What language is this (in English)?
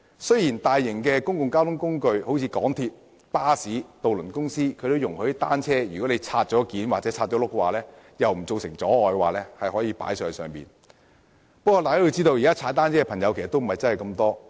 Cantonese